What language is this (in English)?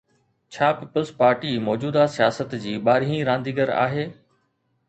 Sindhi